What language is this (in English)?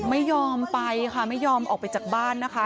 Thai